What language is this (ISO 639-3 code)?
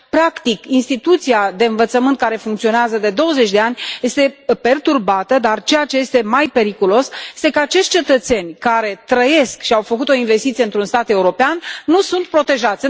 ron